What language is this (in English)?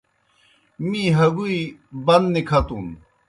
Kohistani Shina